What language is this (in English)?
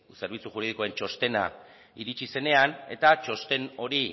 Basque